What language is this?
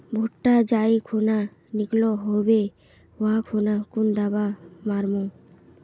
Magahi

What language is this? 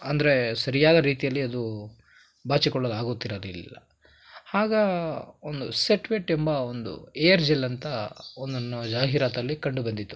Kannada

